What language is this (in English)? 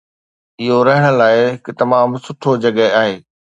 Sindhi